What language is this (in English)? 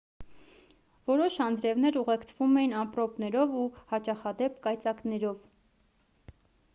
Armenian